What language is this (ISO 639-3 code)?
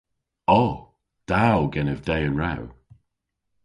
cor